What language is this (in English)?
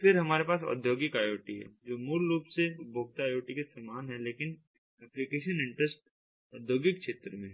Hindi